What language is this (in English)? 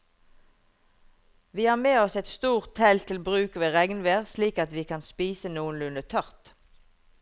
Norwegian